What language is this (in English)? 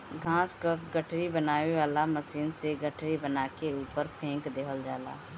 Bhojpuri